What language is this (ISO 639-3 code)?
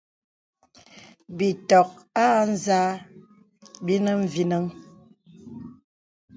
beb